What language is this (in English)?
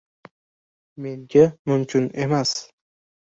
Uzbek